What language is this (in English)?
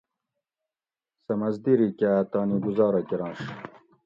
Gawri